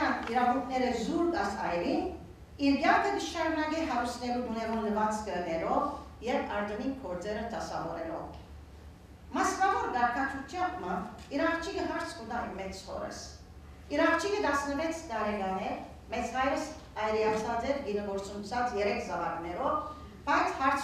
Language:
Romanian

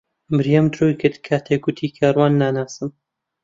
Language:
Central Kurdish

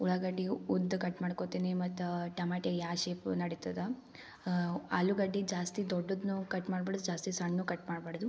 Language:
Kannada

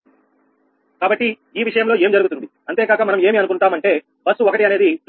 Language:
Telugu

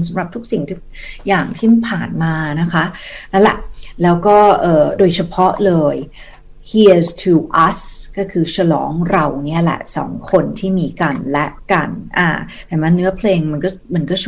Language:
Thai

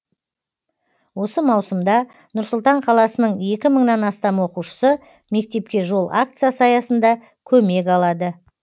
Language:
Kazakh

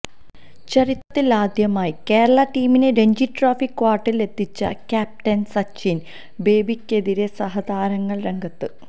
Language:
Malayalam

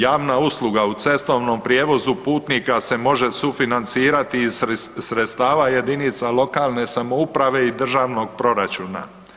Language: Croatian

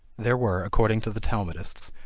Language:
English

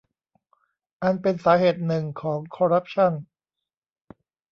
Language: Thai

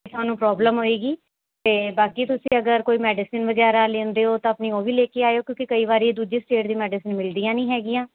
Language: Punjabi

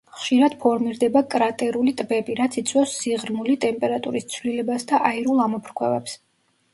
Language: Georgian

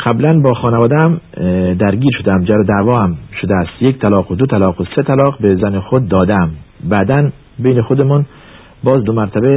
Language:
Persian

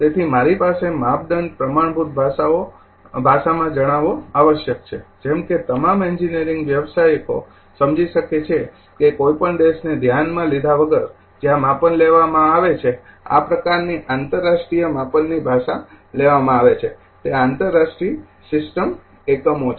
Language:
Gujarati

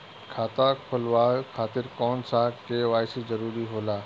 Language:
Bhojpuri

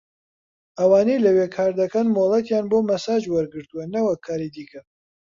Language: Central Kurdish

